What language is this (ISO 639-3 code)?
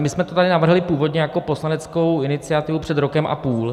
ces